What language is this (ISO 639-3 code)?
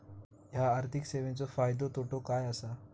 mar